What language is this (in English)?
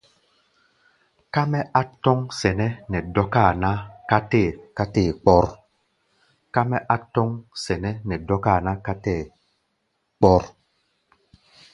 Gbaya